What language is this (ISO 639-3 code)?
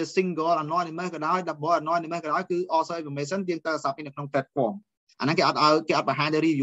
vie